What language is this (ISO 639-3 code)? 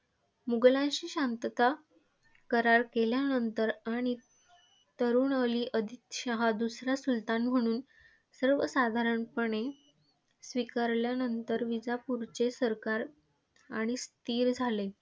mar